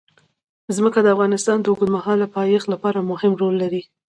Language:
Pashto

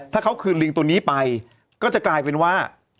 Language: Thai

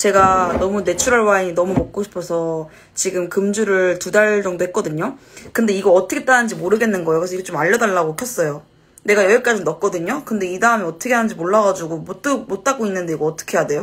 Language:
Korean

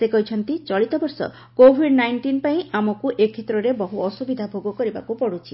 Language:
Odia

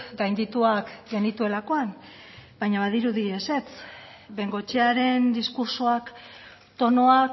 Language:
Basque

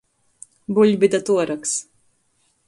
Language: Latgalian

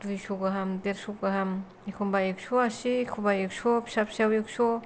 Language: Bodo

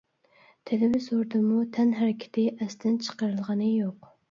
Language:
Uyghur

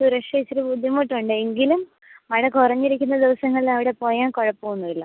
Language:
Malayalam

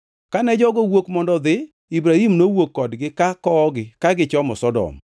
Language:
Luo (Kenya and Tanzania)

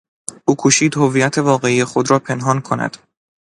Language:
Persian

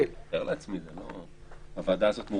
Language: Hebrew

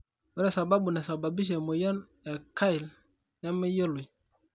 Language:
Masai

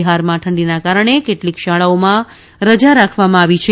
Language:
Gujarati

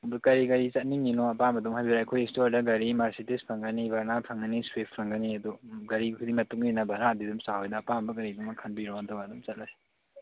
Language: Manipuri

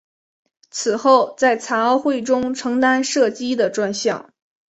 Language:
Chinese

